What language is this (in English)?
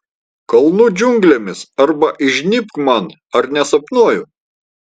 Lithuanian